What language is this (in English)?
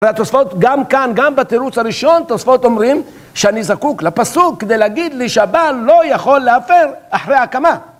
Hebrew